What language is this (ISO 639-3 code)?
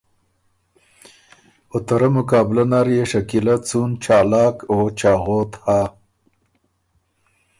oru